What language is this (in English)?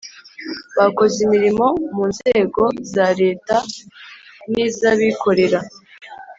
Kinyarwanda